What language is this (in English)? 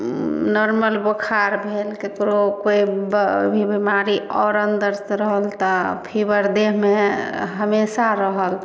Maithili